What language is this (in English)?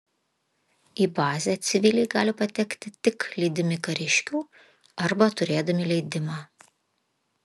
Lithuanian